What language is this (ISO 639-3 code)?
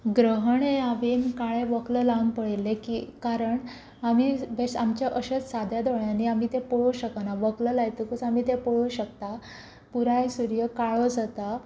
kok